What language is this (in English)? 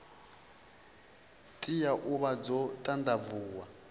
Venda